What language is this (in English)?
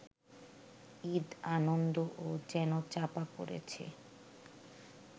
Bangla